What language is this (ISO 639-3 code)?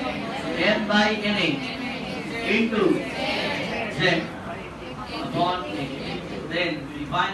hin